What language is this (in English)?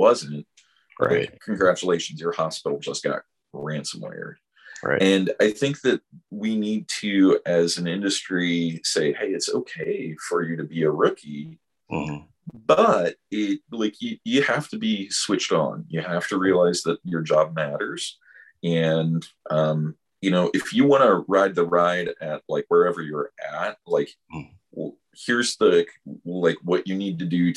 English